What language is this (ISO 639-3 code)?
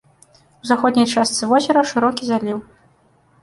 bel